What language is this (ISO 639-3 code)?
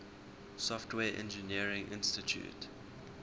eng